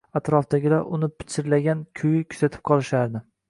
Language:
Uzbek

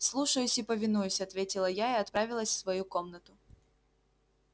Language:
Russian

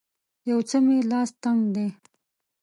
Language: Pashto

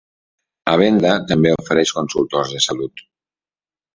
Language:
Catalan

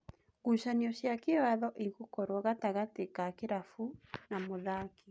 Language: Kikuyu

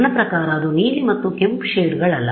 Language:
Kannada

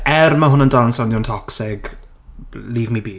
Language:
Welsh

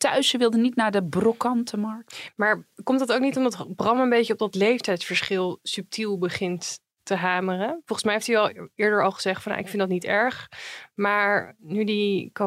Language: Dutch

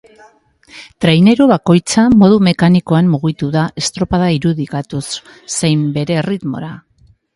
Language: Basque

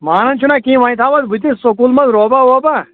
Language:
Kashmiri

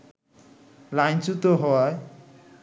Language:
Bangla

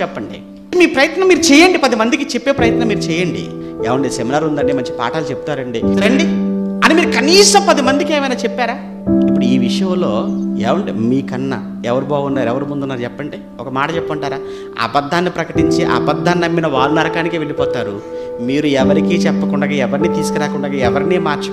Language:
Hindi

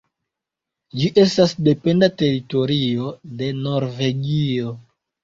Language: Esperanto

